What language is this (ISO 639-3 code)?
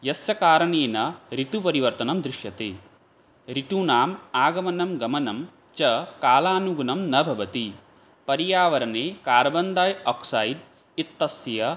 san